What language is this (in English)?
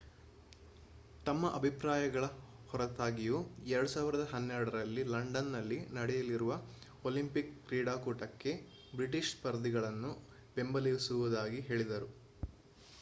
Kannada